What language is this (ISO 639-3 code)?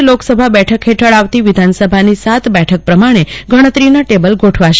guj